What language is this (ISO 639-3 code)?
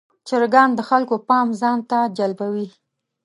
pus